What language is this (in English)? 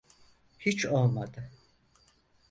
Turkish